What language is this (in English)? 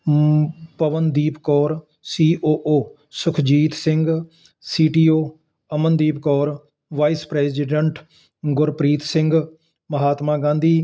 Punjabi